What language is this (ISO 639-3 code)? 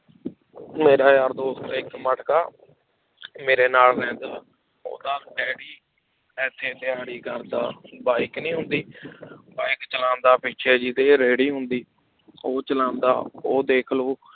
pan